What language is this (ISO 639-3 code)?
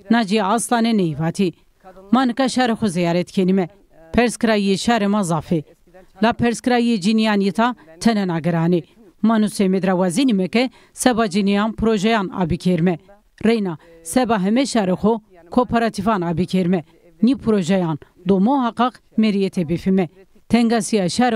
tur